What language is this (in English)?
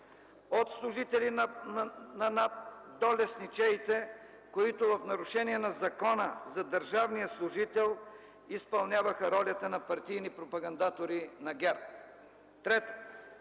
Bulgarian